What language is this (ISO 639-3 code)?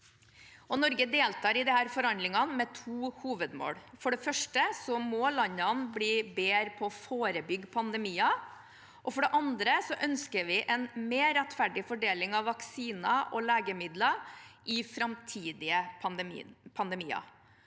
nor